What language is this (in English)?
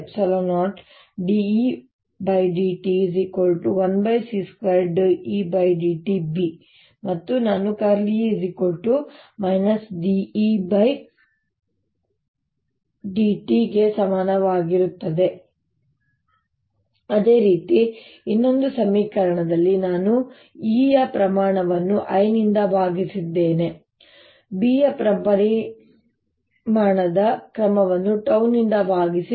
Kannada